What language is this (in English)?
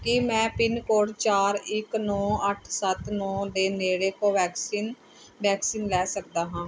Punjabi